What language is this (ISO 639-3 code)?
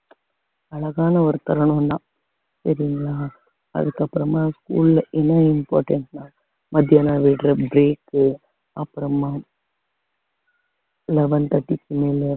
tam